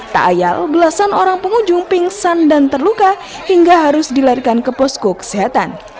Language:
Indonesian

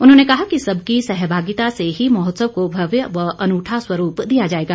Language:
Hindi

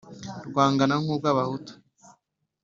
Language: Kinyarwanda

